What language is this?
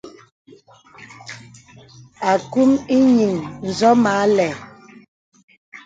Bebele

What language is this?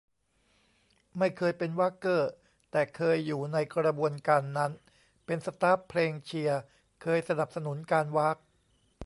Thai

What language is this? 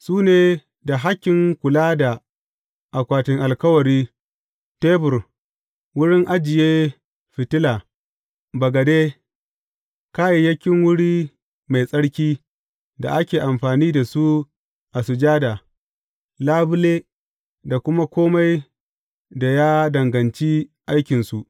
Hausa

